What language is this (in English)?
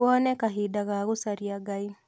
Kikuyu